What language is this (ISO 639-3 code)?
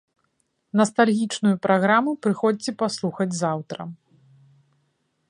bel